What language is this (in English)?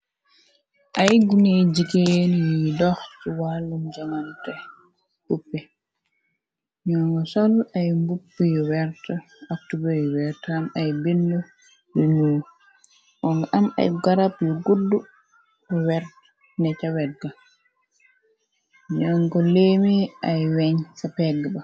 Wolof